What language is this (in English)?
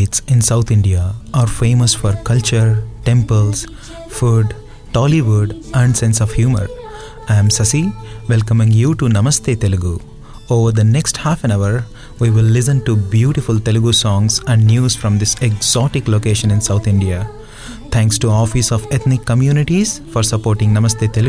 Telugu